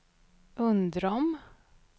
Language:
Swedish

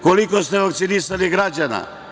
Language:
Serbian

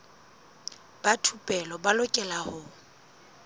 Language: Southern Sotho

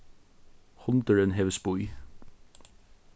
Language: Faroese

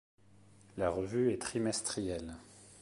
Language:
French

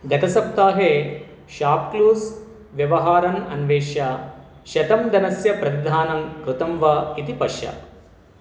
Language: Sanskrit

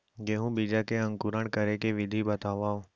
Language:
Chhattisgarhi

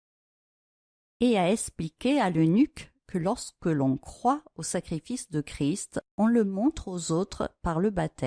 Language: French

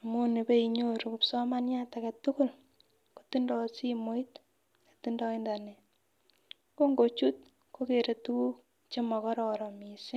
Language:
Kalenjin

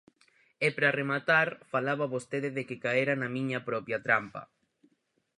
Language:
Galician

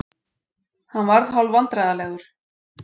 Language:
Icelandic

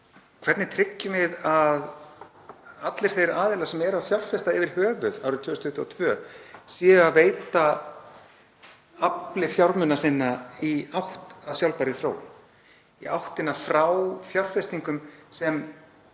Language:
Icelandic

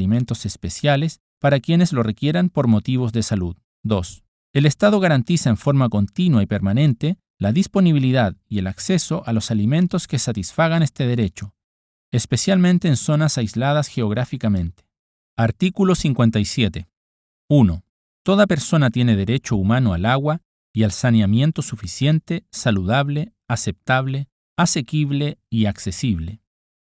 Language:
Spanish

